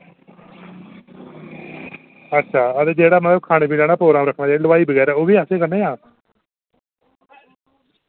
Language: Dogri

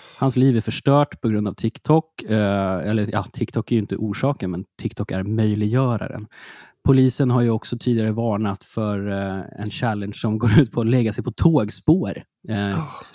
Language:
Swedish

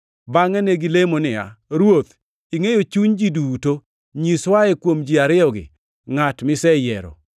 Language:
Luo (Kenya and Tanzania)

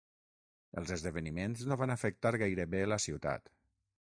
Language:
Catalan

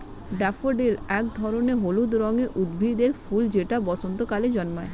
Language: Bangla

